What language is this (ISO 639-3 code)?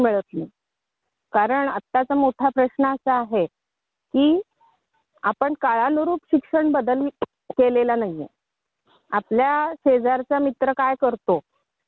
mar